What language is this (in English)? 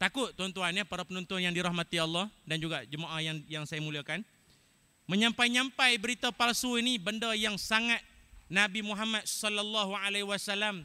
Malay